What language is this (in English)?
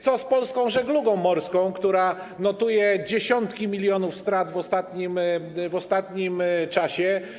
Polish